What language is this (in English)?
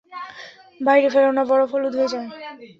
Bangla